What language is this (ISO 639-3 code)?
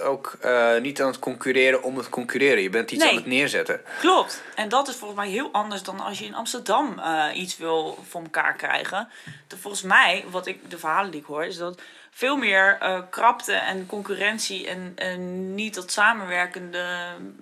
nld